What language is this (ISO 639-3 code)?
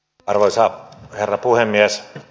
fin